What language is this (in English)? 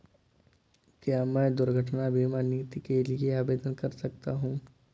Hindi